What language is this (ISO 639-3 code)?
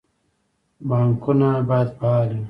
pus